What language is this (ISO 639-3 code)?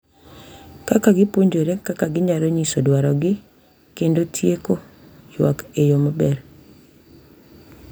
luo